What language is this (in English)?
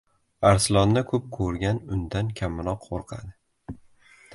Uzbek